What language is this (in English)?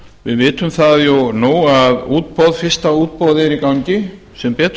Icelandic